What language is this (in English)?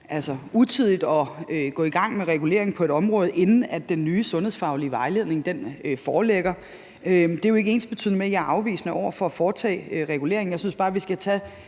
Danish